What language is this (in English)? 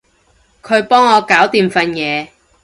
Cantonese